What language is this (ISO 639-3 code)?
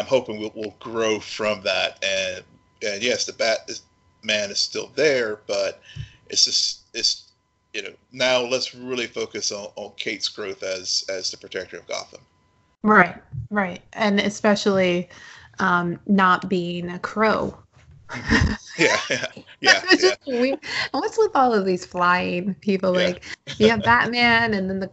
eng